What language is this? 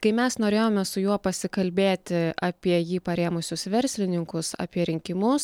Lithuanian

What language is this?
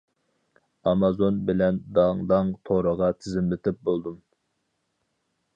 Uyghur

